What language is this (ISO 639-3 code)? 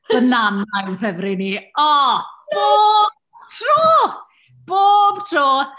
cym